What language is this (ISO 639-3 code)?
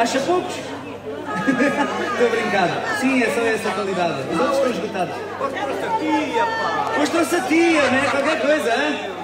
por